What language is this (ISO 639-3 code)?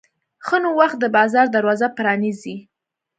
pus